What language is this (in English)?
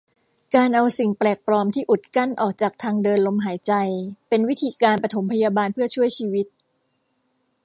Thai